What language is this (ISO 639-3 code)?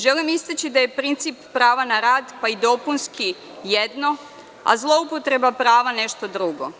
srp